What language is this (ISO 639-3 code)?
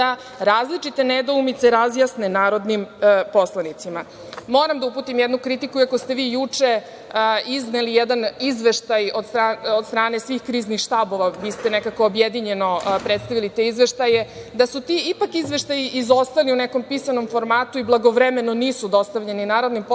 srp